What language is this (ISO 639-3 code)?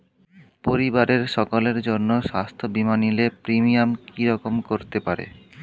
ben